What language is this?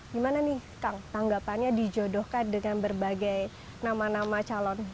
Indonesian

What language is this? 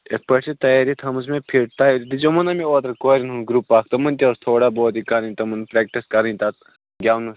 Kashmiri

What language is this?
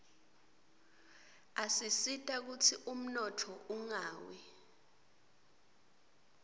Swati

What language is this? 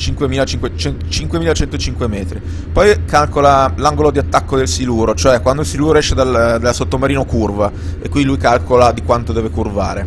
Italian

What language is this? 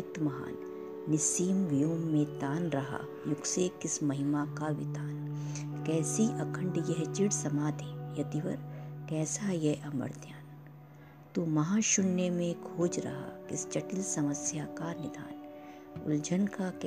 Hindi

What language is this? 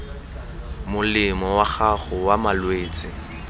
Tswana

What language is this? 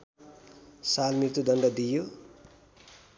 Nepali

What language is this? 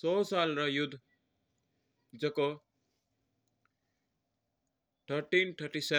Mewari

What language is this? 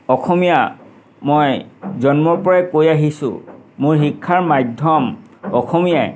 Assamese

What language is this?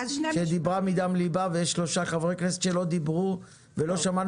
Hebrew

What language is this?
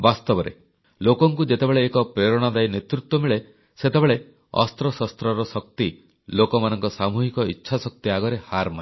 Odia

